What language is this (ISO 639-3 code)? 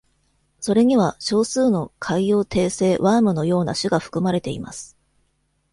jpn